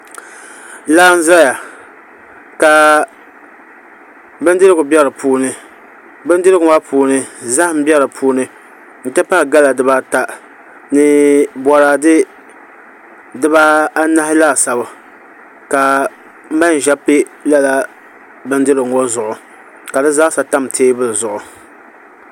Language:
Dagbani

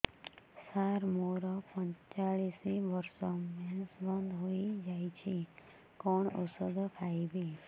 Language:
Odia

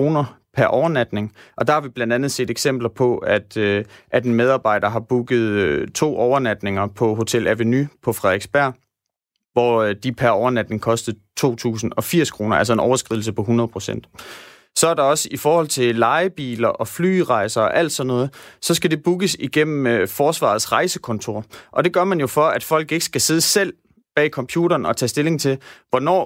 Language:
Danish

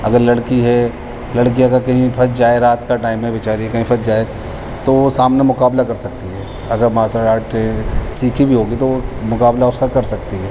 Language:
Urdu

